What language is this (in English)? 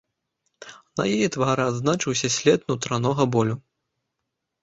Belarusian